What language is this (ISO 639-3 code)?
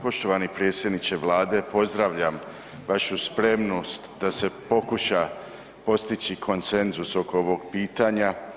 hrv